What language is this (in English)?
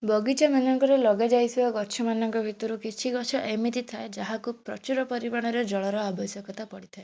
Odia